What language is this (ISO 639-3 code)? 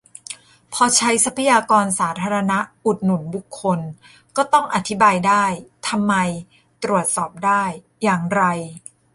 tha